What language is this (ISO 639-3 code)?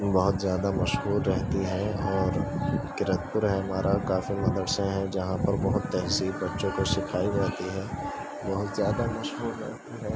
urd